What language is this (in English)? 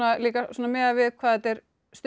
Icelandic